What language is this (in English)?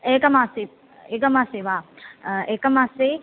Sanskrit